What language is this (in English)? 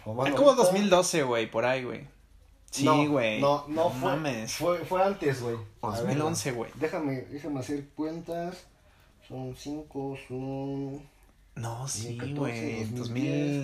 Spanish